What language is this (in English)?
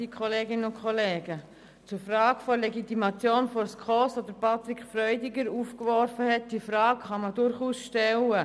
Swiss German